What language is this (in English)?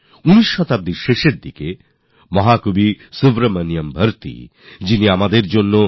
Bangla